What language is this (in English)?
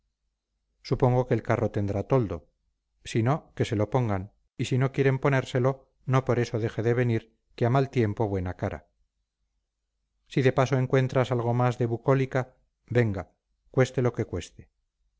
Spanish